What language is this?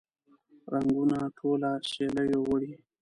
Pashto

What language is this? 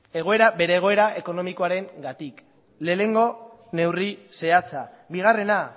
Basque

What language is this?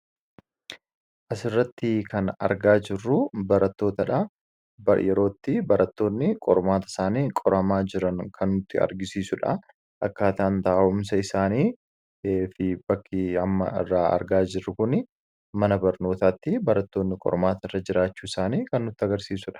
Oromo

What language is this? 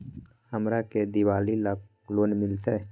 Magahi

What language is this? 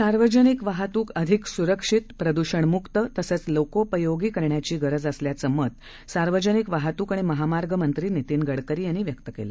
Marathi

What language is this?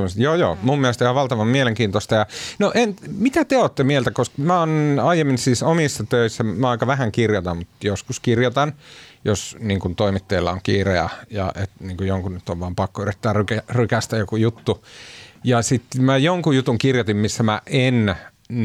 Finnish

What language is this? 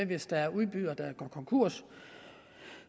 Danish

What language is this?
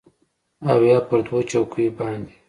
Pashto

